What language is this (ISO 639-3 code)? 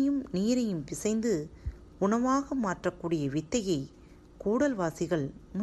tam